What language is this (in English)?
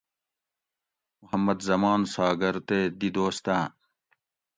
Gawri